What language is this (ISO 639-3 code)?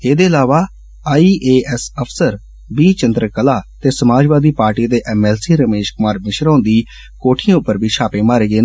doi